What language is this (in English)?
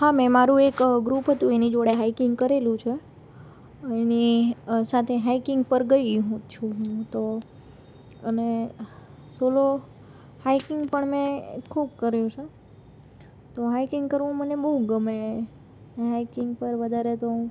Gujarati